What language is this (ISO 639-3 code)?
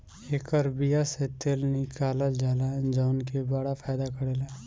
bho